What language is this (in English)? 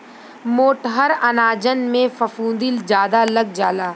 Bhojpuri